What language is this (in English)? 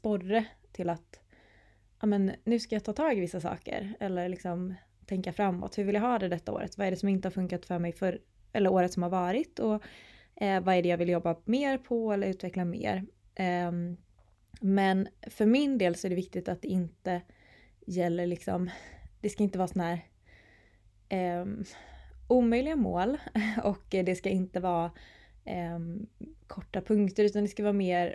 Swedish